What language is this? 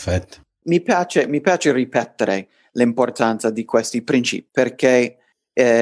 Italian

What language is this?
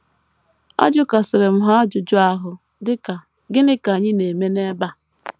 Igbo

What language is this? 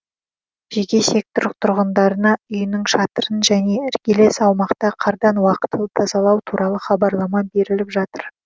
Kazakh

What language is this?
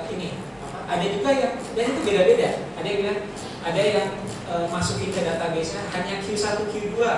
Indonesian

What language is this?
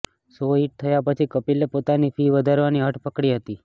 Gujarati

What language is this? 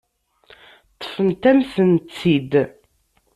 Kabyle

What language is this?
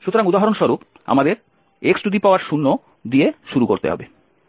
Bangla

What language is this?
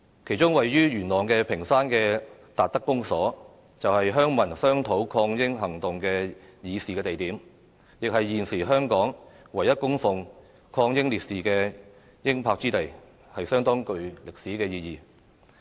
Cantonese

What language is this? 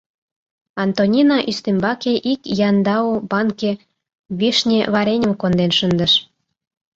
Mari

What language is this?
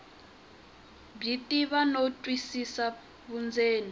Tsonga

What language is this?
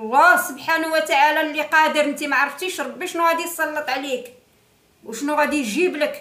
Arabic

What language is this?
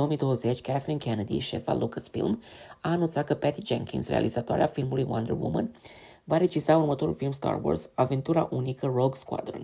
Romanian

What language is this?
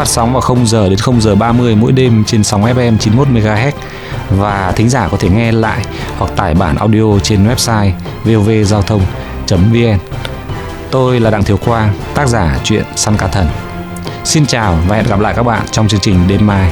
Vietnamese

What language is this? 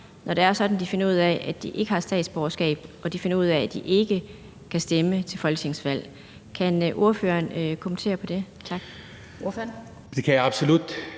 Danish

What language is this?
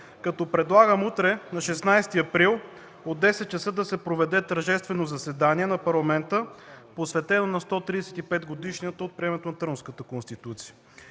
Bulgarian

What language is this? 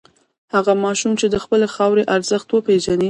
Pashto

